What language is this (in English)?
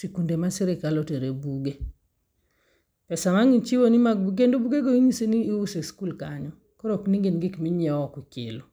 Luo (Kenya and Tanzania)